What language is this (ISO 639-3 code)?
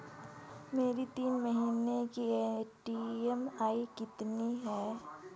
hin